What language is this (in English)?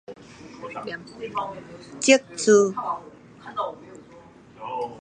Min Nan Chinese